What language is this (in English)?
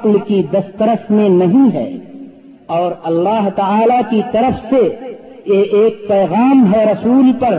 Urdu